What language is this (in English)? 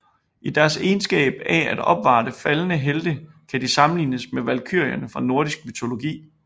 Danish